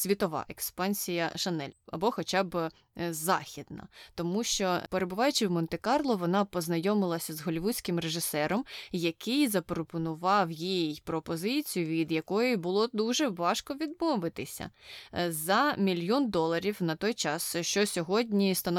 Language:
Ukrainian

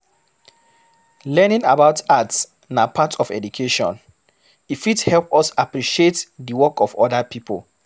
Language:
Nigerian Pidgin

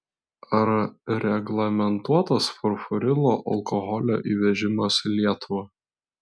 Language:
Lithuanian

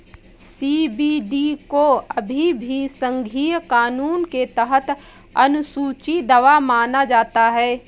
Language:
Hindi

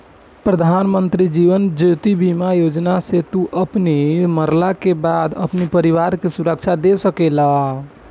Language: Bhojpuri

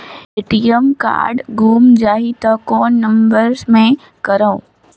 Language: Chhattisgarhi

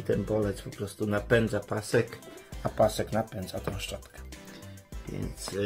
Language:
Polish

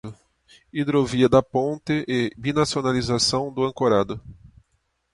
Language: Portuguese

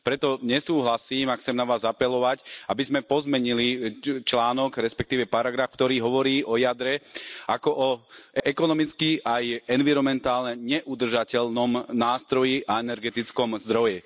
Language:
Slovak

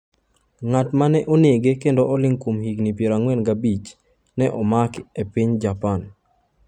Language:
Luo (Kenya and Tanzania)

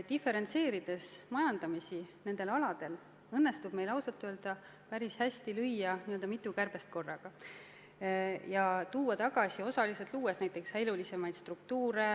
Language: Estonian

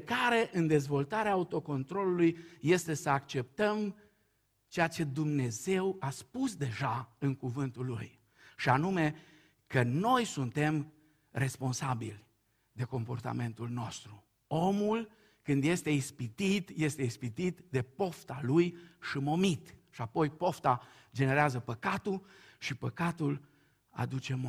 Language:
Romanian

